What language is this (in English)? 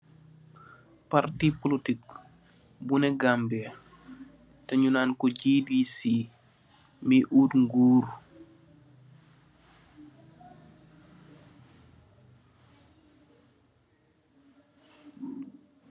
Wolof